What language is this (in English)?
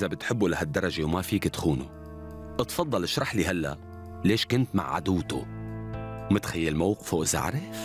Arabic